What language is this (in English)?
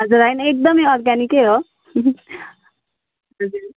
Nepali